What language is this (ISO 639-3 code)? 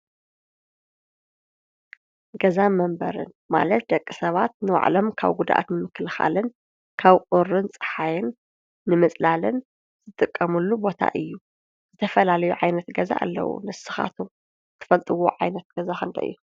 tir